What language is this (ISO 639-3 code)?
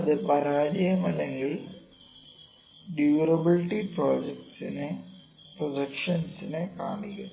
mal